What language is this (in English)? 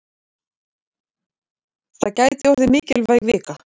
Icelandic